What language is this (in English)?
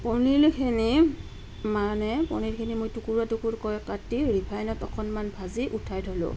Assamese